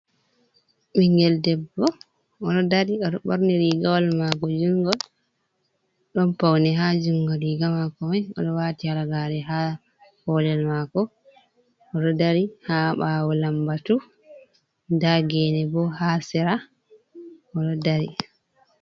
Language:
Fula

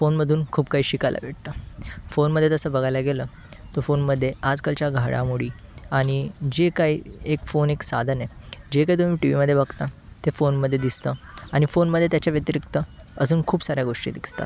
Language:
Marathi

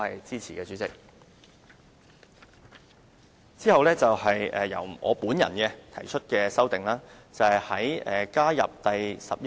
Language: Cantonese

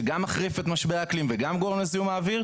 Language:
Hebrew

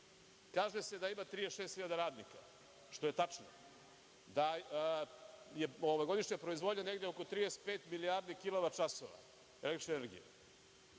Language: Serbian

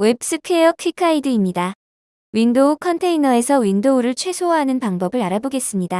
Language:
Korean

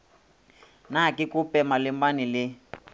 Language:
Northern Sotho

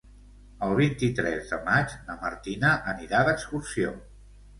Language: Catalan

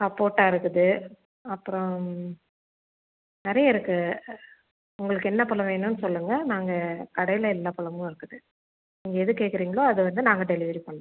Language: Tamil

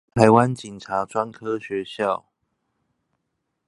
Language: Chinese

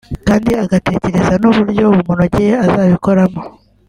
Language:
Kinyarwanda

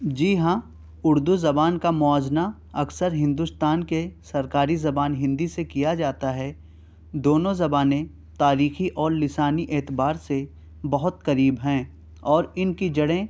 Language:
Urdu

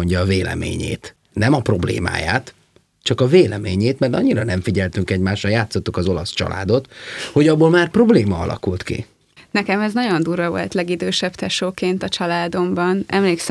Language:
Hungarian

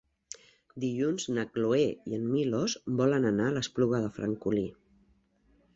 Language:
Catalan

